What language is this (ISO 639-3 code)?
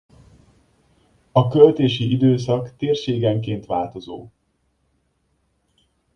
hun